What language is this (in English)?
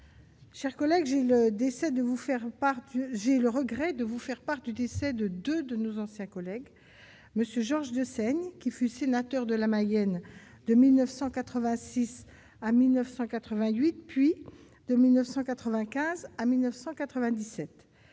French